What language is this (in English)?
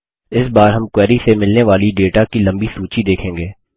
Hindi